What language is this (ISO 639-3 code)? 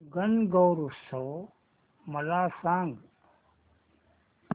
mar